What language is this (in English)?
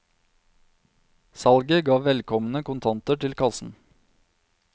Norwegian